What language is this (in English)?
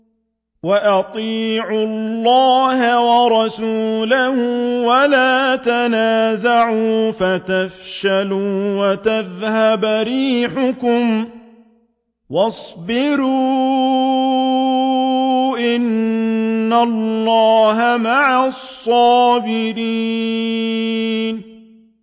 Arabic